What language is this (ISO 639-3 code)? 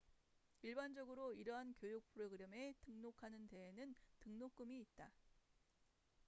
kor